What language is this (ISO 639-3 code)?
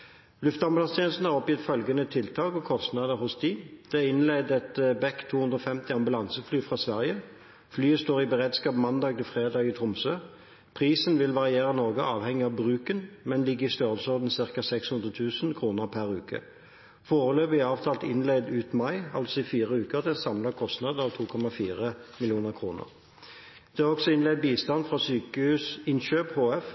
nob